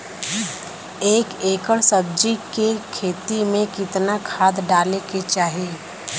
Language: Bhojpuri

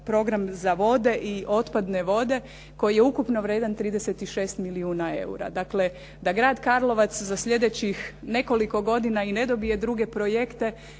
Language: Croatian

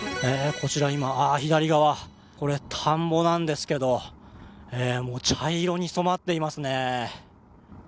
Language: Japanese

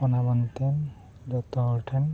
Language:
Santali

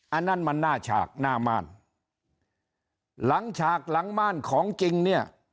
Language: Thai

